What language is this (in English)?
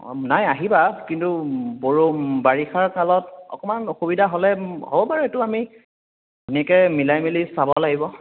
Assamese